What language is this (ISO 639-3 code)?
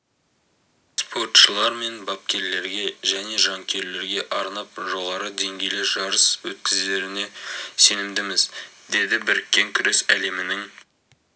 kaz